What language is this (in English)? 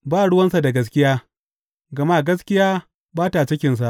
Hausa